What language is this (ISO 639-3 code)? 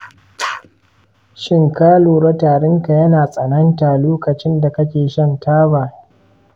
hau